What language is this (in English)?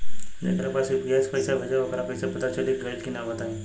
Bhojpuri